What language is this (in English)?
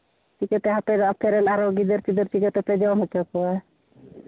Santali